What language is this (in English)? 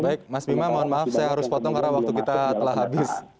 Indonesian